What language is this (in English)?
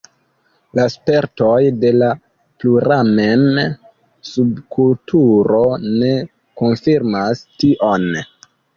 Esperanto